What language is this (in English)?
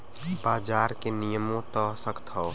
Bhojpuri